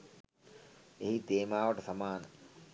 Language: Sinhala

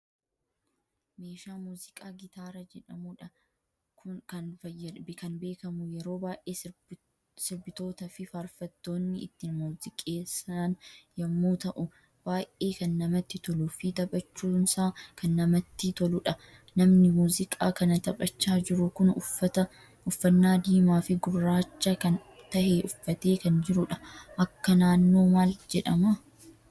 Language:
Oromo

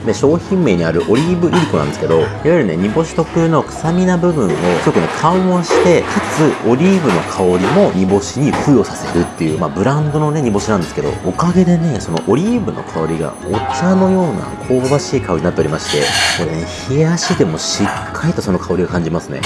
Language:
Japanese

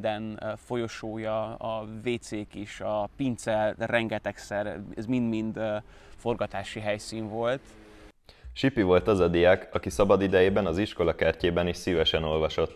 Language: Hungarian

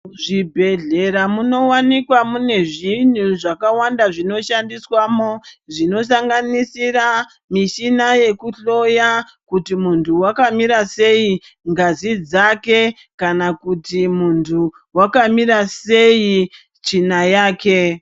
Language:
Ndau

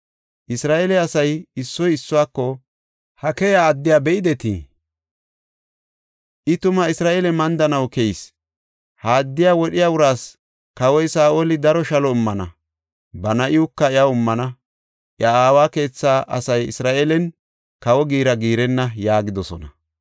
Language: Gofa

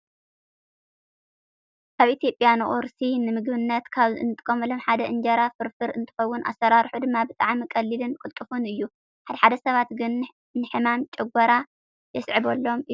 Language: Tigrinya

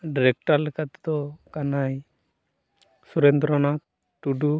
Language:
Santali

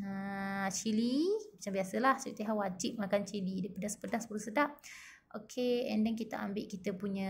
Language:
Malay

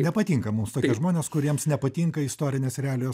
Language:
Lithuanian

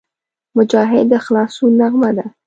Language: Pashto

